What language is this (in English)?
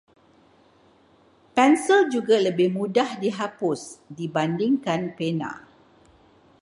Malay